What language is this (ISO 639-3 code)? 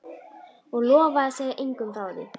isl